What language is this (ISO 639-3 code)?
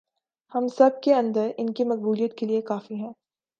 urd